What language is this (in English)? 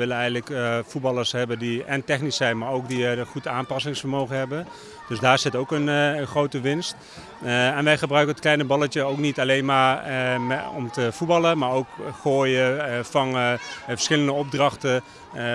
Dutch